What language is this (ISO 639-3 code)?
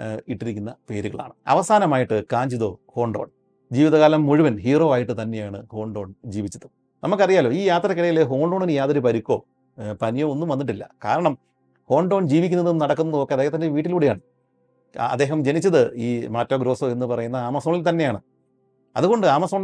mal